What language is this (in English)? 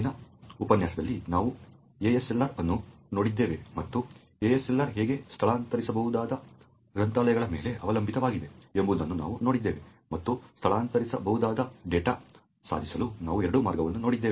Kannada